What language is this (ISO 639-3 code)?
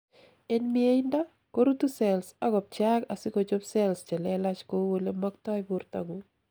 kln